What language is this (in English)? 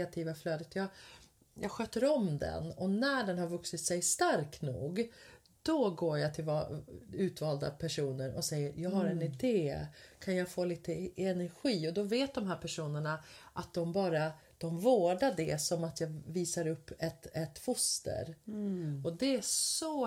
Swedish